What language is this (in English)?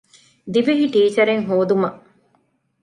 Divehi